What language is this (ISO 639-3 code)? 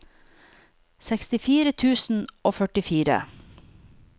nor